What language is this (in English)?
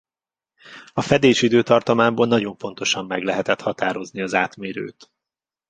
Hungarian